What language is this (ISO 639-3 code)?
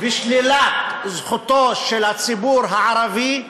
heb